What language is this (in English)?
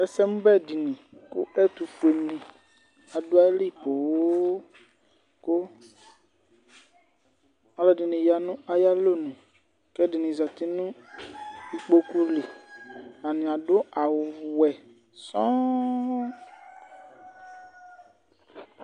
Ikposo